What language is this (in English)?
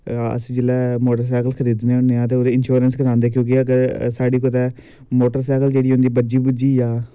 Dogri